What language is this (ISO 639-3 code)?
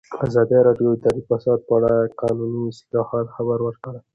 pus